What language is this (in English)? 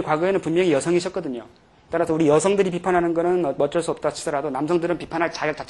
Korean